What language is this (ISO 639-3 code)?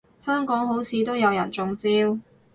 yue